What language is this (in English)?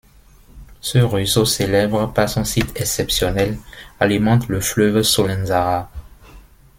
French